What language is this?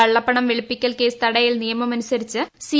Malayalam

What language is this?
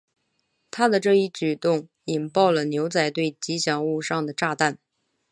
Chinese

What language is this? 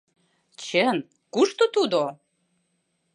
Mari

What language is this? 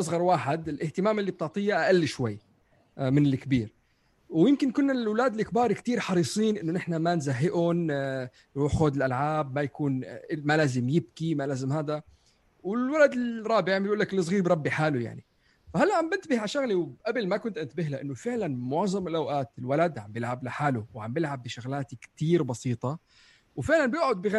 Arabic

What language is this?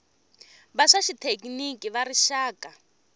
Tsonga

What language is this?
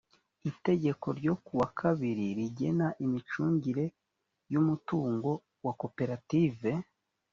Kinyarwanda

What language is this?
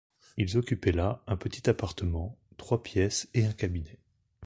French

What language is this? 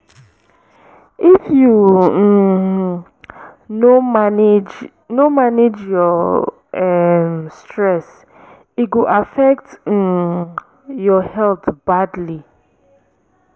Nigerian Pidgin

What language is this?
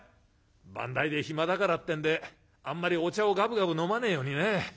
Japanese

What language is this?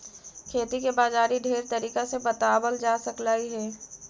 Magahi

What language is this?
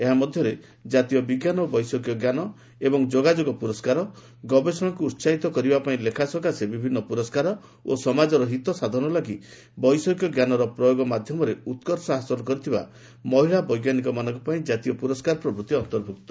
Odia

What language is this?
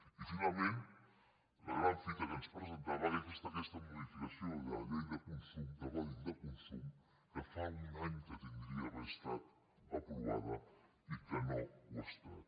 Catalan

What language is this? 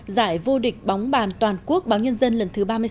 Vietnamese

